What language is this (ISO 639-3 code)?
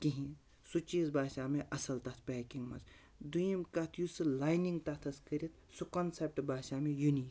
kas